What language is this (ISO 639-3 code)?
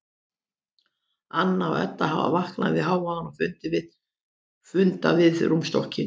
isl